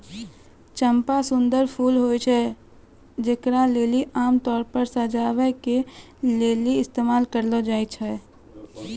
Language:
Maithili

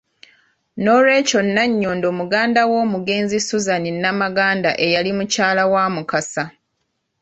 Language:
Ganda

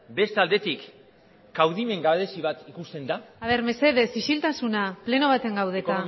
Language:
Basque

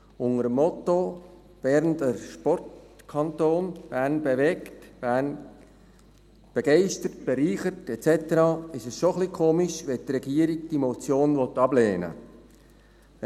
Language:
Swiss German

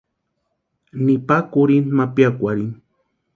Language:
Western Highland Purepecha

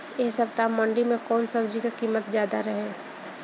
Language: Bhojpuri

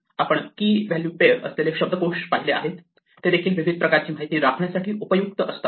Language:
Marathi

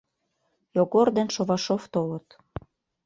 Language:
Mari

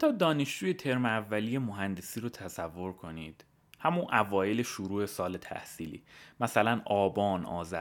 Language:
Persian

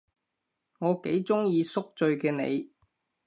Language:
Cantonese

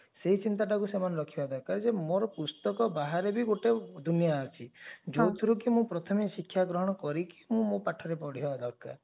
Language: Odia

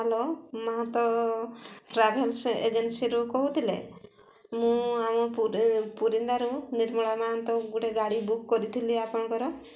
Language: Odia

